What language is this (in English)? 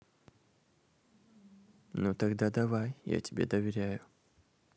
Russian